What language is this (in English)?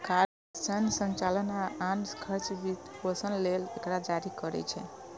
Maithili